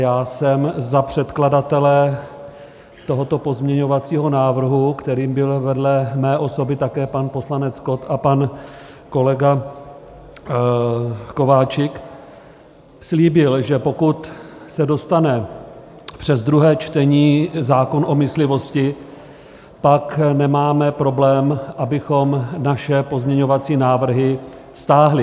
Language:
Czech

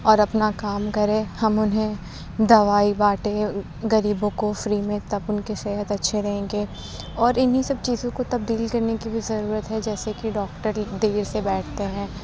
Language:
Urdu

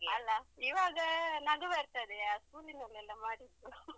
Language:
Kannada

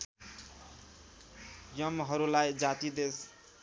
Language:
Nepali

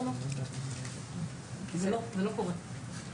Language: Hebrew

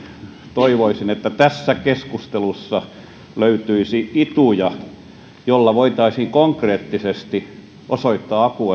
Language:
Finnish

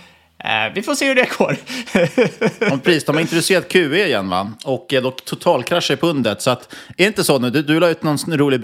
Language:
Swedish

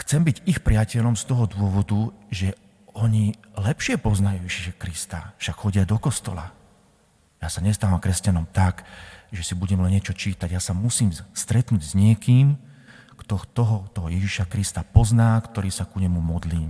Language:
Slovak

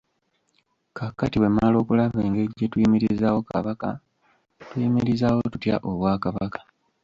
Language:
Ganda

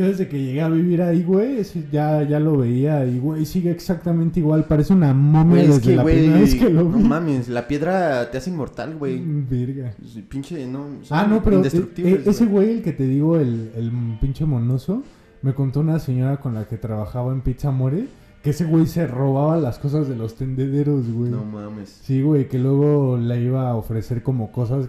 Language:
Spanish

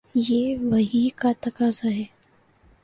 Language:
Urdu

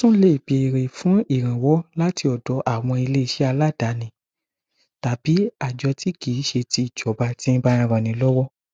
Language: Yoruba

